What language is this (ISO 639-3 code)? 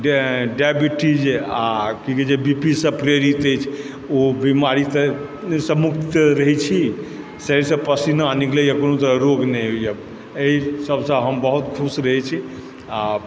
mai